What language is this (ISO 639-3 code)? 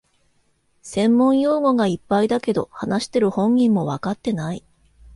jpn